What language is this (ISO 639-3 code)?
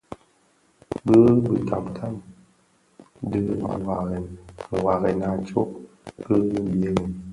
ksf